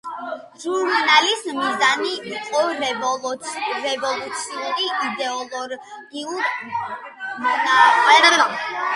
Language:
Georgian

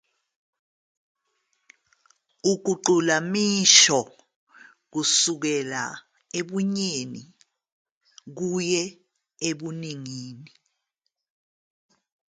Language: Zulu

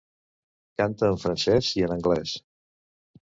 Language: Catalan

